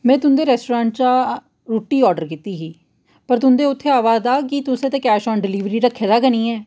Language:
Dogri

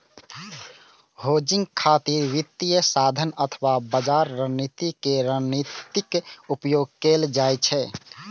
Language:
Maithili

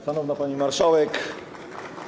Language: Polish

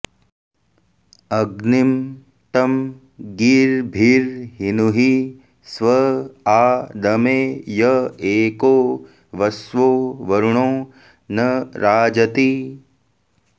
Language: Sanskrit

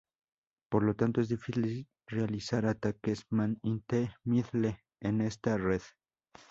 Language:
Spanish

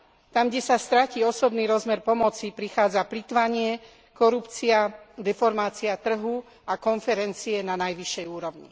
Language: Slovak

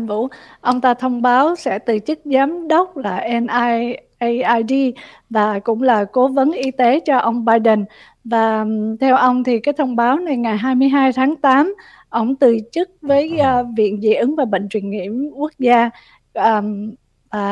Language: Vietnamese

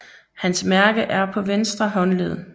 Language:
Danish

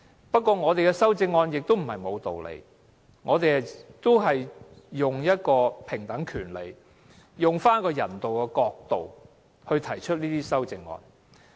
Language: Cantonese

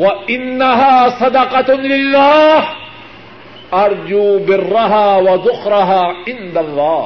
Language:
Urdu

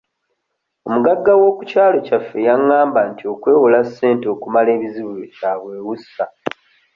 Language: Ganda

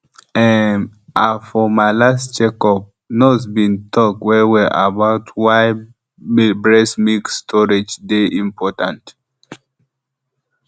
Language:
Nigerian Pidgin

